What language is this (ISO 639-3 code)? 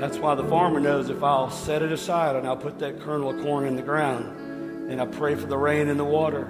eng